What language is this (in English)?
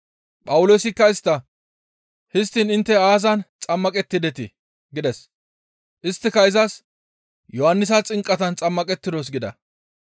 Gamo